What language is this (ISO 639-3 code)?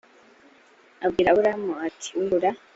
kin